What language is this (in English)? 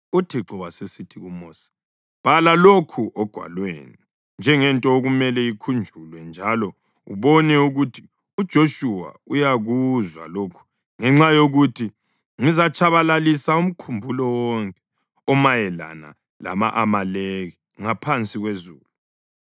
North Ndebele